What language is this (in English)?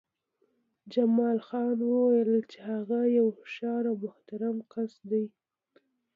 Pashto